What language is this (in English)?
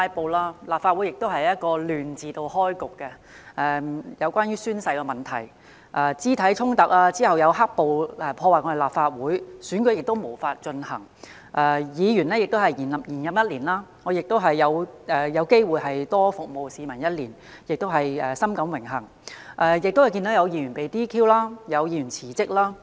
Cantonese